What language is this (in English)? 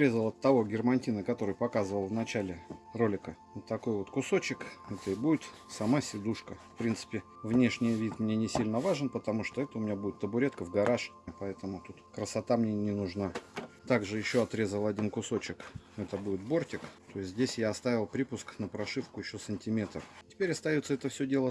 Russian